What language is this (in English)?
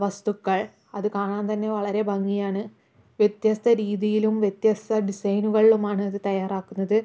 Malayalam